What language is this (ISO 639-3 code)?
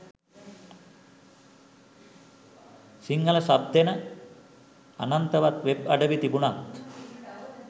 sin